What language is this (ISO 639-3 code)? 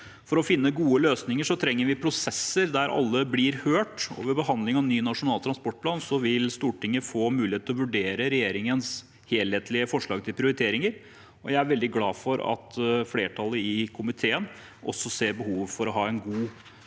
nor